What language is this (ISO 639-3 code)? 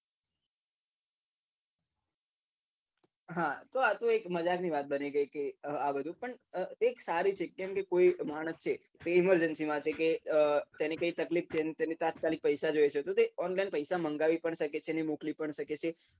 guj